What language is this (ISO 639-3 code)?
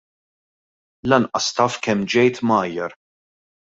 mlt